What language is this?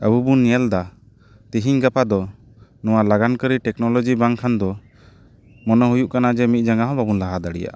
Santali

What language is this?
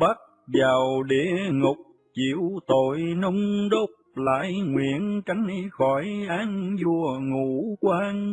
Vietnamese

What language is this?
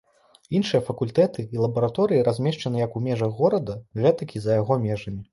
Belarusian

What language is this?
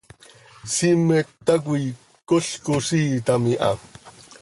Seri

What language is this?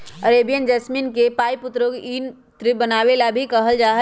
Magahi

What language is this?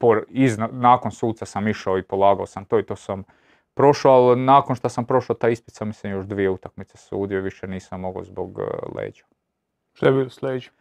Croatian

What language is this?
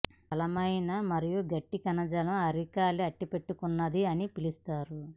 Telugu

